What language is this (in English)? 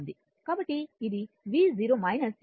Telugu